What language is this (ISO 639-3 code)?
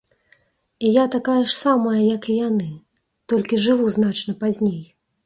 bel